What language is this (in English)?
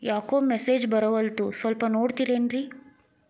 Kannada